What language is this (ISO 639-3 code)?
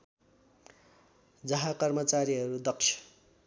nep